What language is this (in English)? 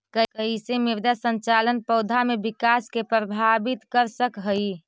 Magahi